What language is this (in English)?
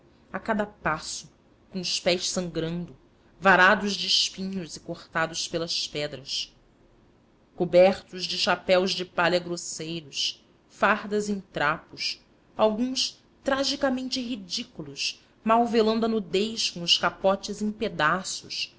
Portuguese